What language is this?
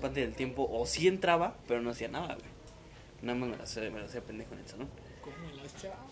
Spanish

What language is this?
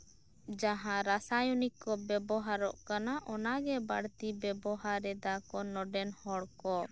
Santali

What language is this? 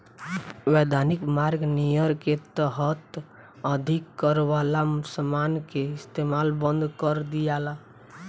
Bhojpuri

